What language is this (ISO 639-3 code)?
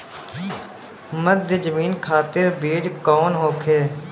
bho